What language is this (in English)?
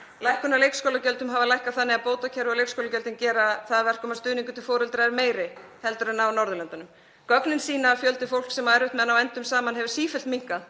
Icelandic